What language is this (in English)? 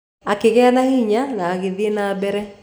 Kikuyu